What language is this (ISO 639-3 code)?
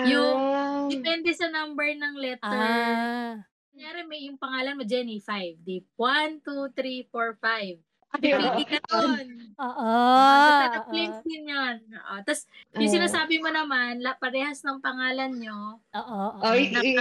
fil